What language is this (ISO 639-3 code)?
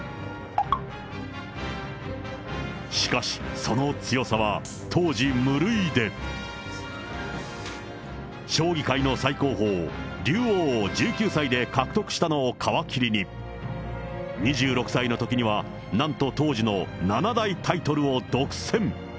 jpn